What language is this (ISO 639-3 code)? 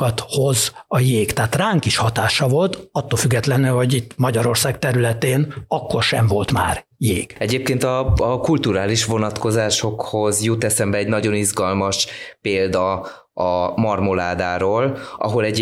hun